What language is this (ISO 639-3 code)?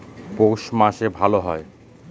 ben